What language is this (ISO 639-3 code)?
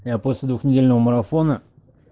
rus